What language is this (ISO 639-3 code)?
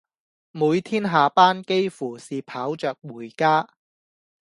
yue